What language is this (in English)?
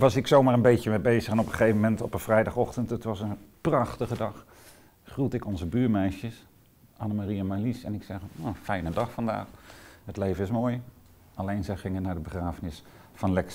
Dutch